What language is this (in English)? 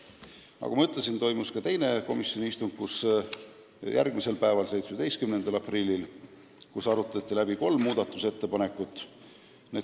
Estonian